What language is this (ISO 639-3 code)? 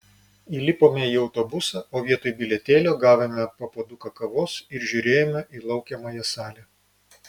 lit